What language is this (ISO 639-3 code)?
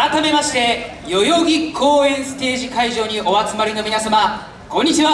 jpn